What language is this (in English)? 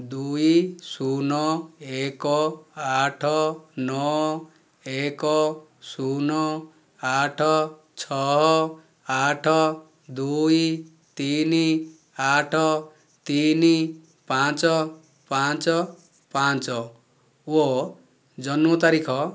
Odia